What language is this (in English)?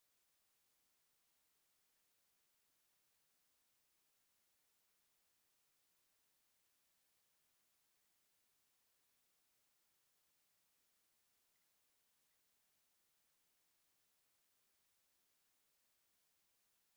Tigrinya